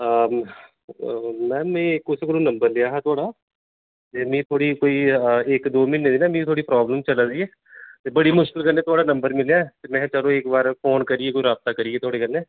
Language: Dogri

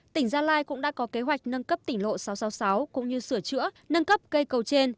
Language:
Vietnamese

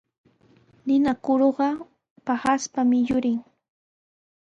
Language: Sihuas Ancash Quechua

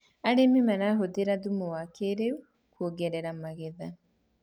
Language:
Kikuyu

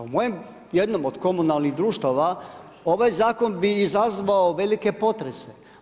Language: Croatian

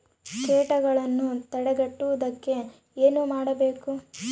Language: Kannada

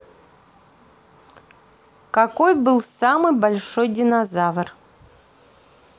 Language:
Russian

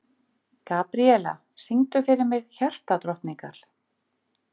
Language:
Icelandic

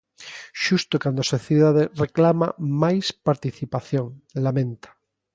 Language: Galician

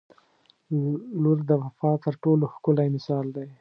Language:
Pashto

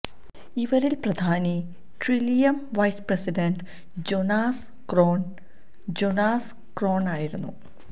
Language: Malayalam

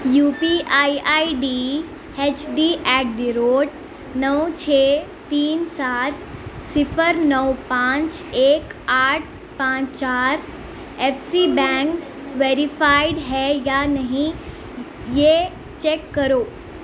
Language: Urdu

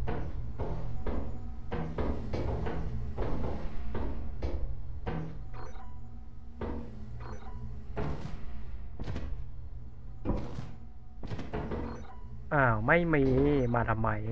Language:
Thai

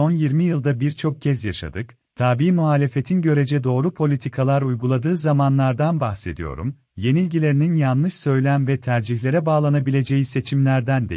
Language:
Turkish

